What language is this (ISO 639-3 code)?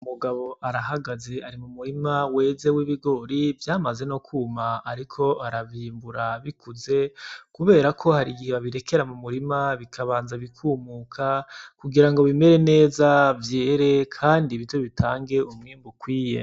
run